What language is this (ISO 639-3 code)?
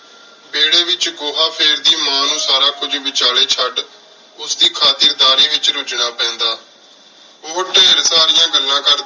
pan